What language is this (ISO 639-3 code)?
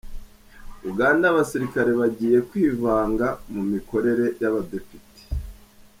kin